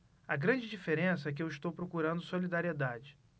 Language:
Portuguese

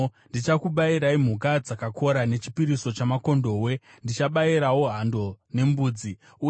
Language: Shona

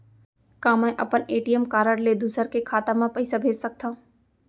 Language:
Chhattisgarhi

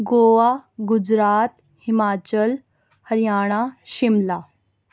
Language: Urdu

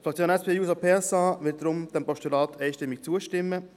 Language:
Swiss German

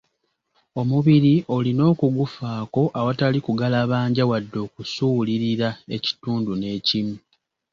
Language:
Ganda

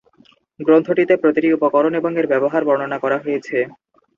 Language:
Bangla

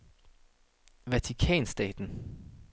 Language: Danish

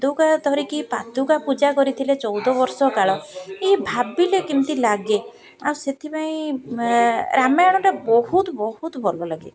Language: Odia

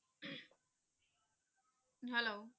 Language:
Punjabi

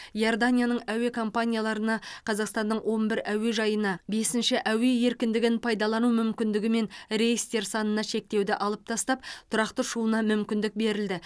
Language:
Kazakh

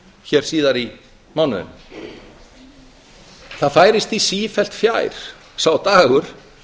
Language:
Icelandic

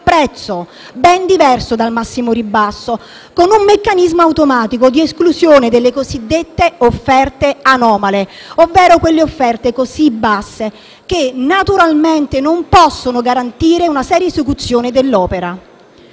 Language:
Italian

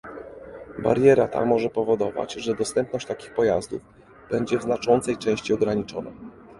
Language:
Polish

